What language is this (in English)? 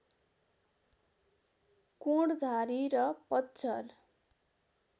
Nepali